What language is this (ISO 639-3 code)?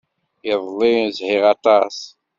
kab